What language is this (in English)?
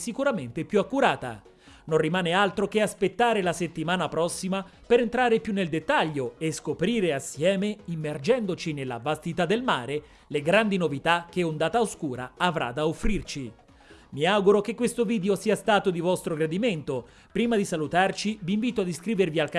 Italian